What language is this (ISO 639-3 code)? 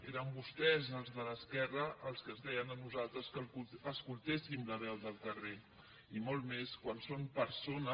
cat